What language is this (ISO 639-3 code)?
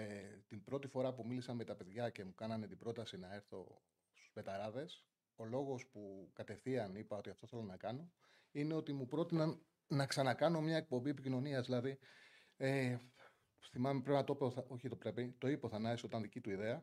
ell